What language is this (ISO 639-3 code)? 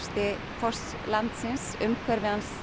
isl